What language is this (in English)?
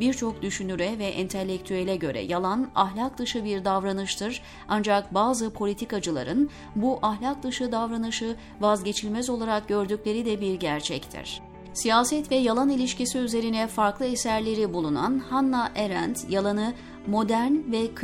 Turkish